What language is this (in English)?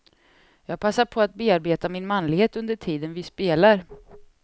Swedish